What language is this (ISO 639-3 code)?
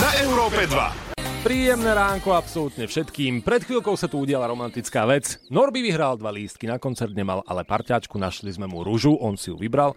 slk